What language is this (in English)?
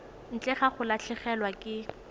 Tswana